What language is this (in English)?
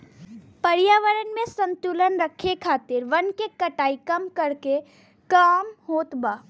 Bhojpuri